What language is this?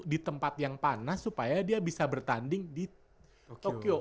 Indonesian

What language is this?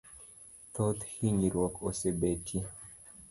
Luo (Kenya and Tanzania)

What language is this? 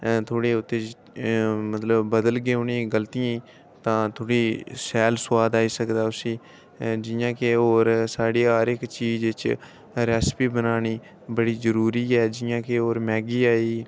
Dogri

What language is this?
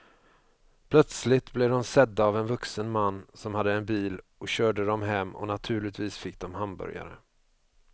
Swedish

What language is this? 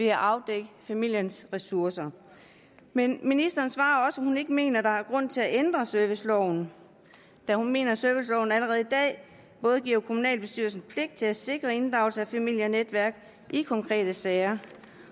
Danish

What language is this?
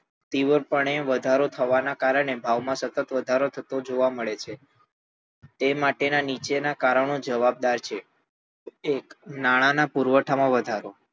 Gujarati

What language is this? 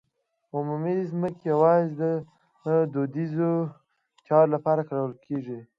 Pashto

